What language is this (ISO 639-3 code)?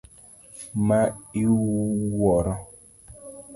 luo